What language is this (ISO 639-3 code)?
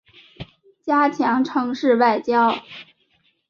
zho